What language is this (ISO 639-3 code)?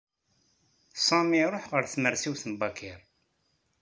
kab